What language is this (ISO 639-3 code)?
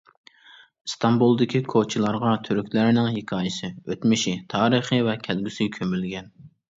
uig